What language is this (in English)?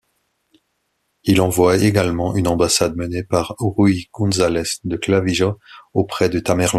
French